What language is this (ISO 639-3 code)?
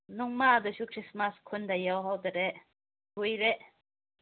mni